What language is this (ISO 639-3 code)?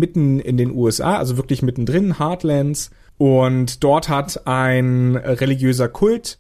deu